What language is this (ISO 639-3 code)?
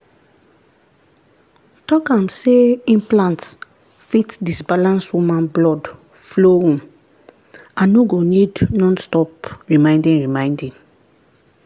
pcm